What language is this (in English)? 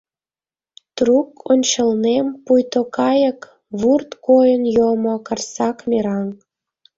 Mari